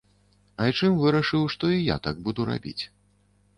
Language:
Belarusian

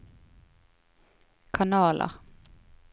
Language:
Norwegian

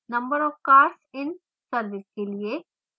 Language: Hindi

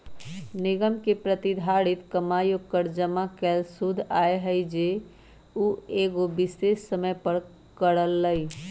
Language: Magahi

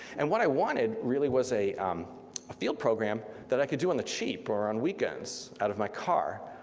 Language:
English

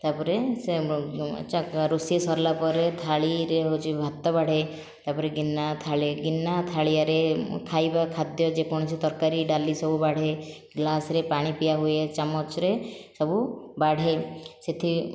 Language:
Odia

